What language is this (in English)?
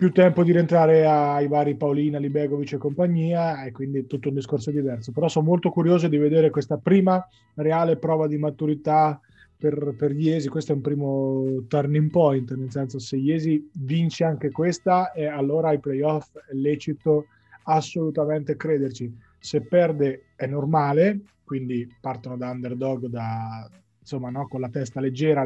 Italian